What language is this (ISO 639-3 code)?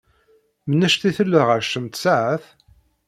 kab